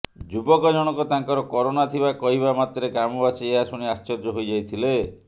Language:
Odia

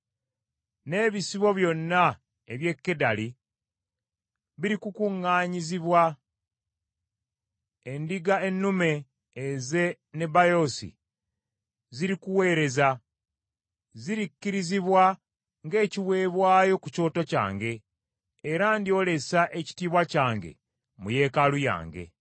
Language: Ganda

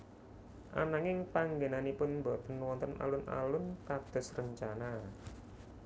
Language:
Javanese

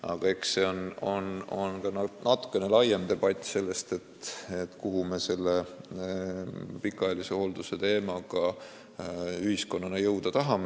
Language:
Estonian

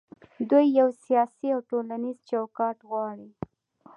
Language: Pashto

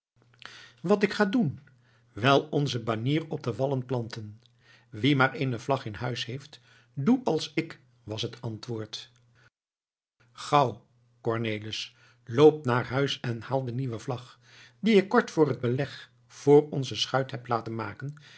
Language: Dutch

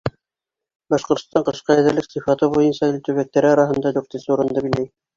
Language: Bashkir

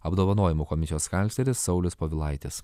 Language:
Lithuanian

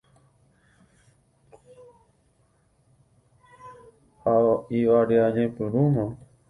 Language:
Guarani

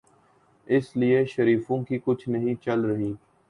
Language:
Urdu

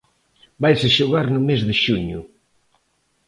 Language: Galician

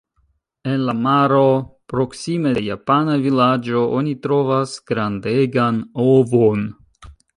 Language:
Esperanto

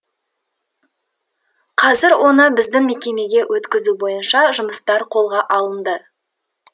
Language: Kazakh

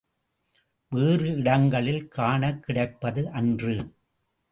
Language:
Tamil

